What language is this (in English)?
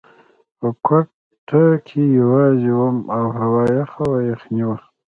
Pashto